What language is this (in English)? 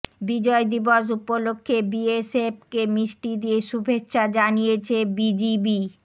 Bangla